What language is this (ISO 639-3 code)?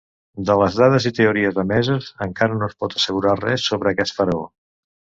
cat